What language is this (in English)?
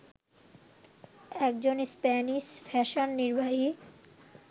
Bangla